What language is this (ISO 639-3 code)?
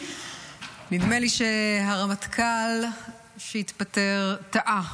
heb